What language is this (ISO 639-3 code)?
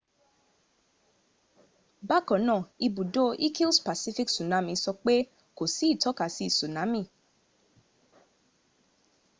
yor